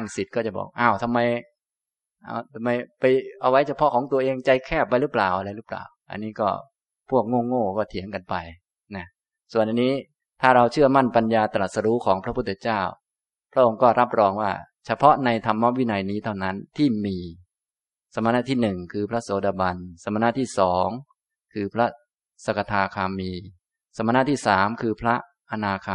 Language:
Thai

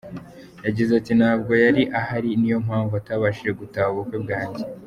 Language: Kinyarwanda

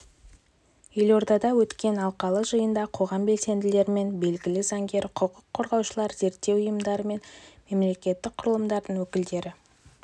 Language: Kazakh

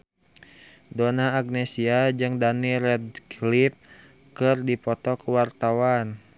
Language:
Sundanese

